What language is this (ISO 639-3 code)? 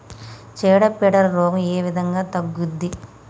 tel